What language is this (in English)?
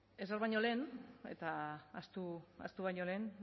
Basque